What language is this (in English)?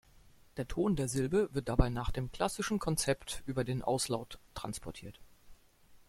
German